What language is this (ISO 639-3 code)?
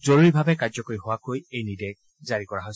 asm